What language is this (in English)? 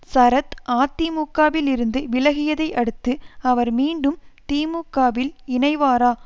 Tamil